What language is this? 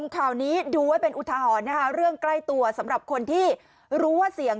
Thai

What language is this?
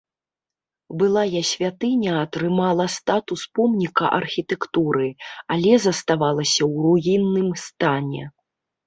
Belarusian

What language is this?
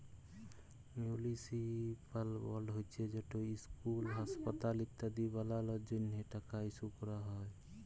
Bangla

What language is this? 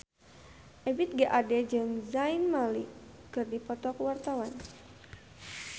Sundanese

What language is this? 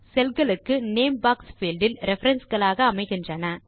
Tamil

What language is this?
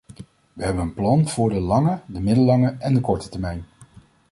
Dutch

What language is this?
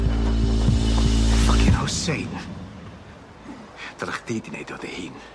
Welsh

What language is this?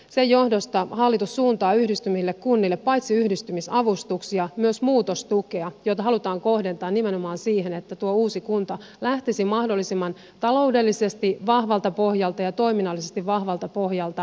Finnish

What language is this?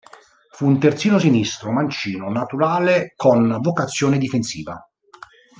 Italian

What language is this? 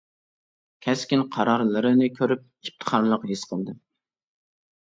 Uyghur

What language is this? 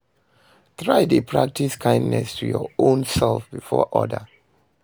Nigerian Pidgin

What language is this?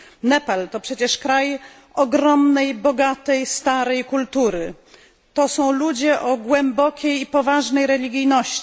Polish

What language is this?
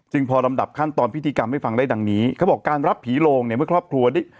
Thai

